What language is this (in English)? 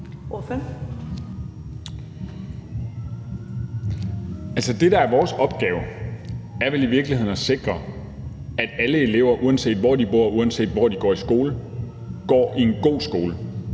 Danish